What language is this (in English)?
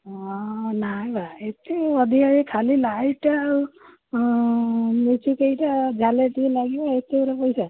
Odia